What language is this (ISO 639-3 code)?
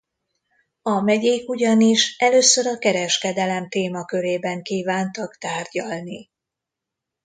hun